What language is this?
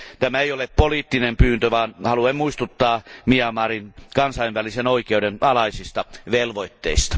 Finnish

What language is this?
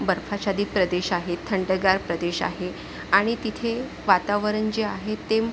Marathi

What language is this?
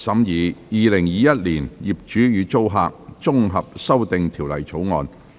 Cantonese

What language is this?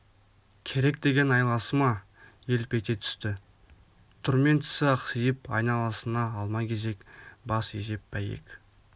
Kazakh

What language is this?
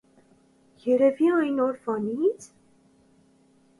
Armenian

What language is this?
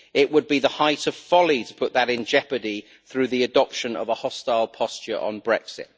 English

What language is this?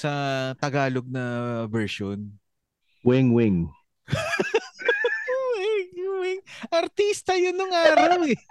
Filipino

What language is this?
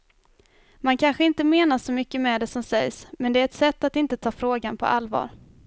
Swedish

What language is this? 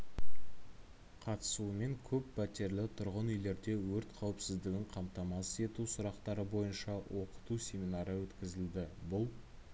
Kazakh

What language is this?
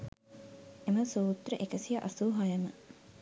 Sinhala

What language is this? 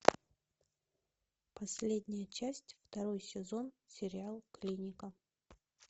Russian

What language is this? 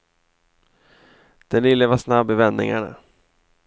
Swedish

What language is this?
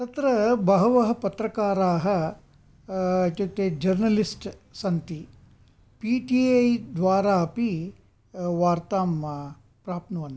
Sanskrit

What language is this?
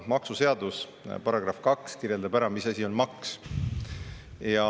Estonian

